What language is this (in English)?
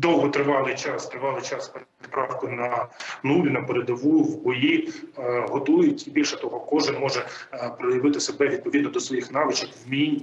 Ukrainian